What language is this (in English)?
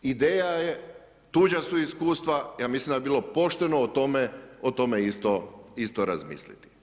Croatian